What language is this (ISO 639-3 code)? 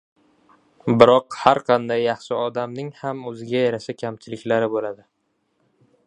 uzb